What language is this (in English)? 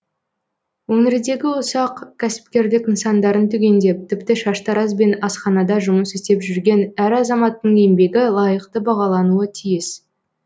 Kazakh